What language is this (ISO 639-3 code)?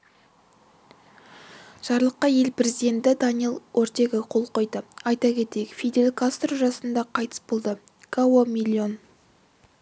kaz